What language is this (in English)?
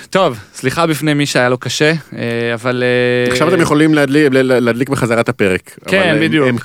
Hebrew